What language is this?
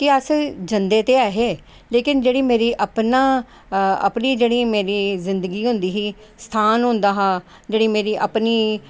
Dogri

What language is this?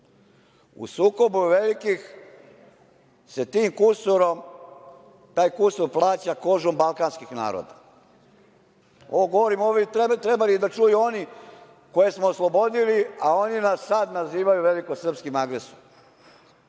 Serbian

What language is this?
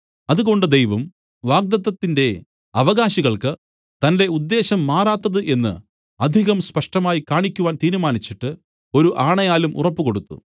Malayalam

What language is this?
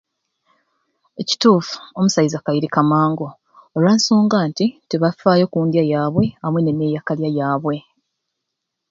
Ruuli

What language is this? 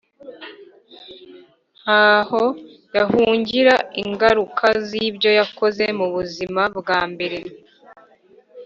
Kinyarwanda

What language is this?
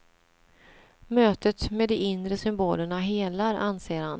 Swedish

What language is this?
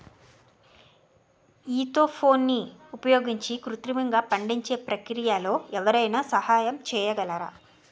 Telugu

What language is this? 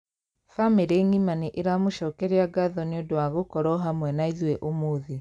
Kikuyu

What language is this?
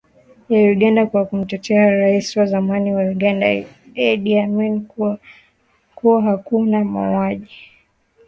Swahili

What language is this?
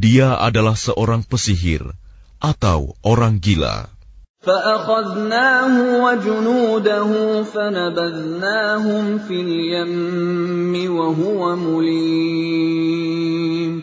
Arabic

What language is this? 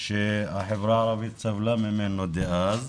Hebrew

